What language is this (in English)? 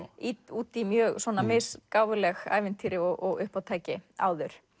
Icelandic